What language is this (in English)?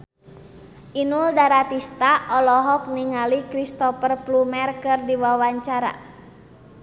Sundanese